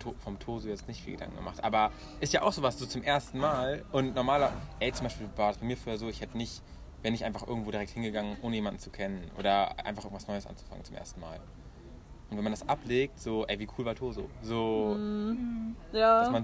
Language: German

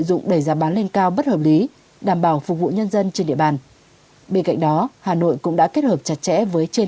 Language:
Vietnamese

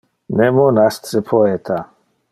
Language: Interlingua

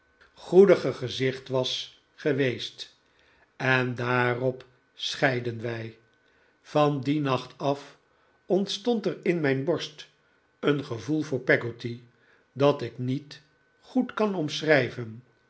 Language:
Dutch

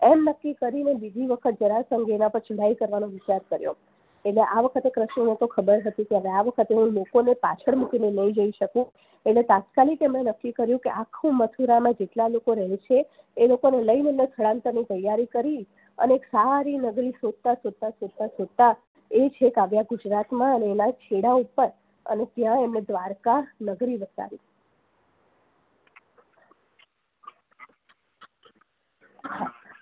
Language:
Gujarati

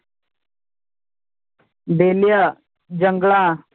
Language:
Punjabi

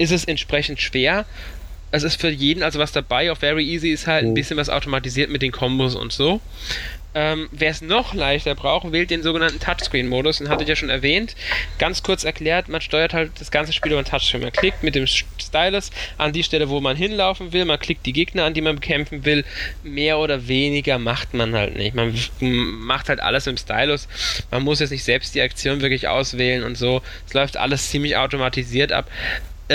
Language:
German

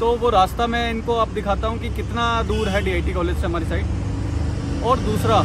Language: Hindi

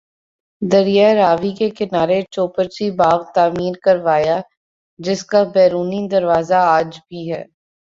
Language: Urdu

